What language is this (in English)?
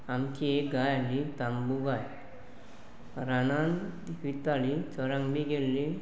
Konkani